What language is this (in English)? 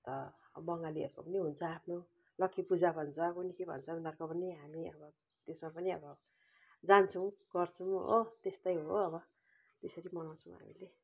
Nepali